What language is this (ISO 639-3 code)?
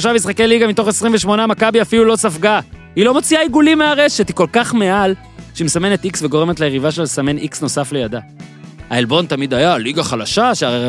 heb